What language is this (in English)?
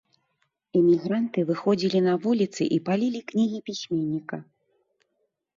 Belarusian